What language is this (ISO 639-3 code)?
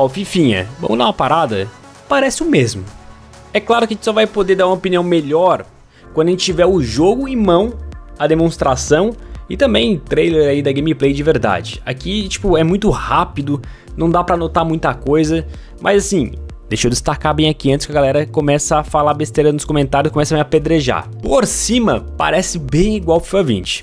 por